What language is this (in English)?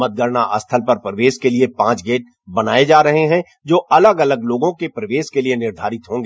Hindi